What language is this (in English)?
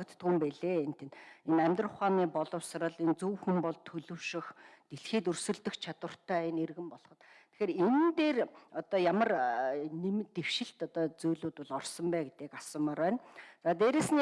Turkish